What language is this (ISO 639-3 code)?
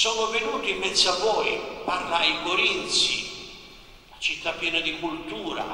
ita